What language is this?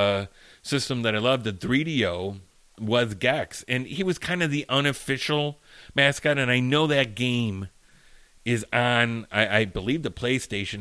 English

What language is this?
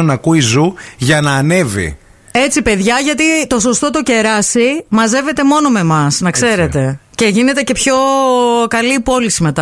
Greek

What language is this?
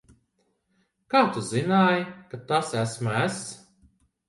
Latvian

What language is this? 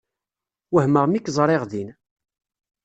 Kabyle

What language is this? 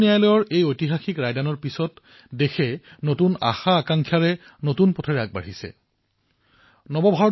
Assamese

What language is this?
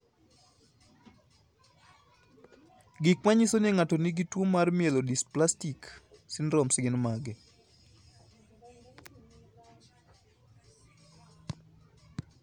Luo (Kenya and Tanzania)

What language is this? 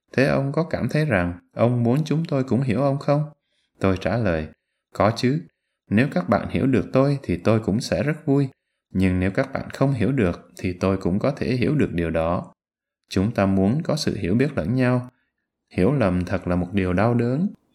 Vietnamese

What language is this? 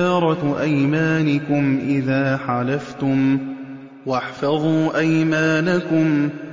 Arabic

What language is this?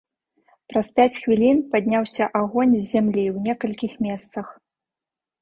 Belarusian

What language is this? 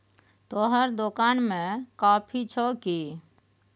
Maithili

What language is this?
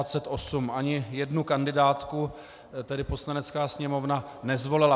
Czech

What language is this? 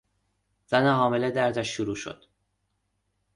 Persian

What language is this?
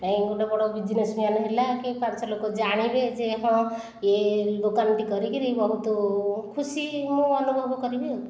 Odia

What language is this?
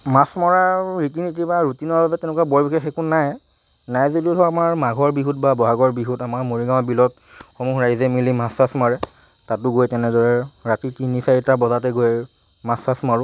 Assamese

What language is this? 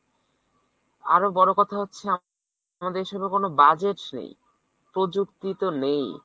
Bangla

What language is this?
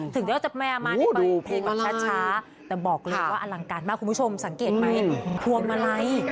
Thai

